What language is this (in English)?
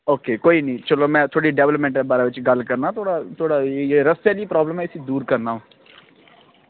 Dogri